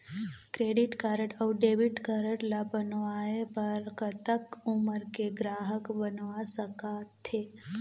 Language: Chhattisgarhi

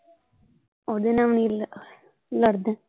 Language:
Punjabi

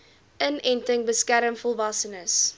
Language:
Afrikaans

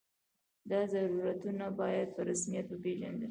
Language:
Pashto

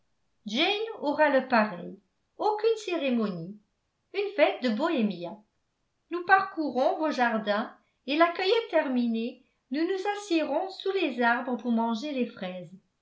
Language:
French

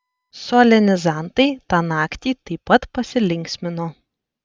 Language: Lithuanian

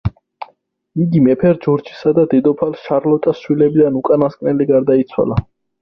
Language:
Georgian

